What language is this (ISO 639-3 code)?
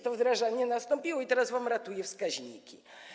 pol